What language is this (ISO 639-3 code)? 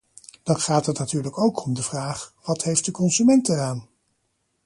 nld